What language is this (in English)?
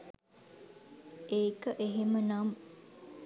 Sinhala